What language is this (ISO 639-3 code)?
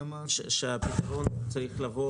heb